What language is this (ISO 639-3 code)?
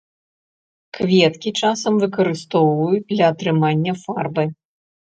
bel